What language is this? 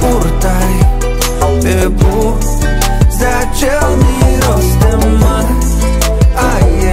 Romanian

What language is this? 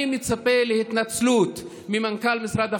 Hebrew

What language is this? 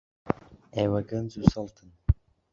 Central Kurdish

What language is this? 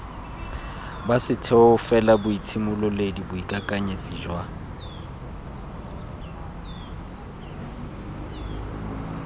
Tswana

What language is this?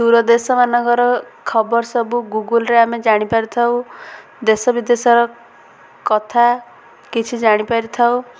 Odia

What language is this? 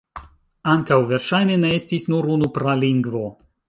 Esperanto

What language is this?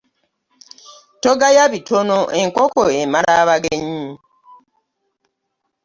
Ganda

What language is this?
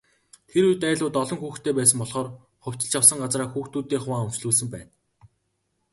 Mongolian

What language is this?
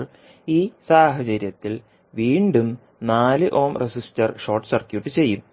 Malayalam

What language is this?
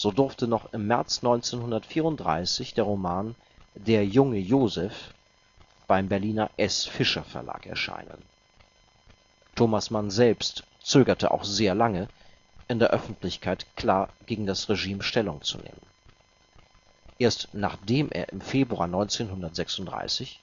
German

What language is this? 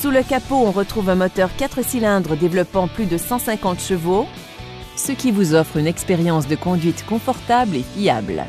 French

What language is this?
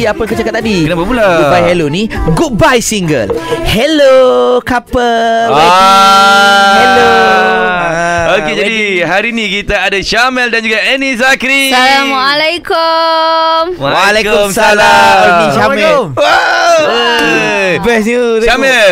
Malay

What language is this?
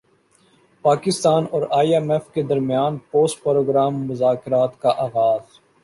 Urdu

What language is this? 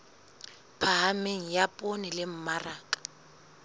Southern Sotho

